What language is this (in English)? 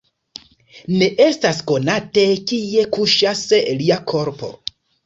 Esperanto